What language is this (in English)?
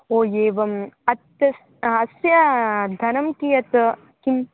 Sanskrit